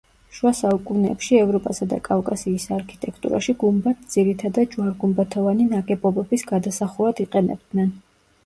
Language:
Georgian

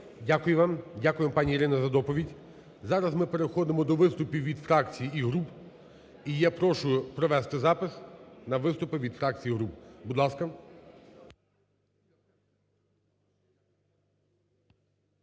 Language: Ukrainian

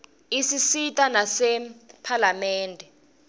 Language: Swati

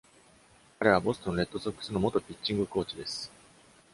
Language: Japanese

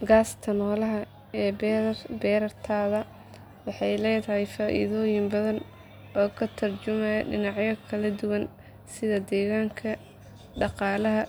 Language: Somali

